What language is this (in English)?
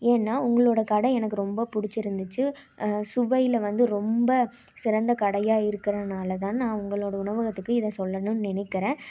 Tamil